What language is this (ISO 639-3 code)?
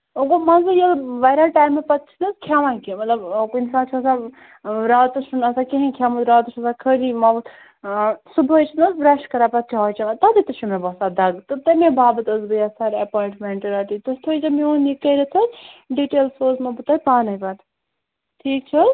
kas